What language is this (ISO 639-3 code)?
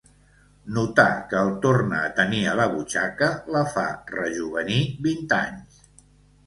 cat